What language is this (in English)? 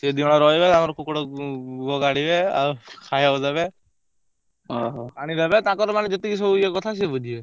Odia